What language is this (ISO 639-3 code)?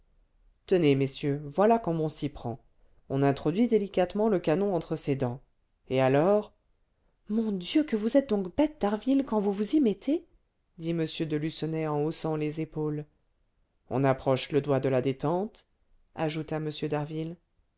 fra